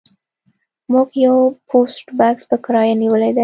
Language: Pashto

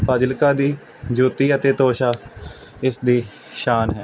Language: Punjabi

